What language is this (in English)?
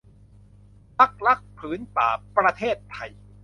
Thai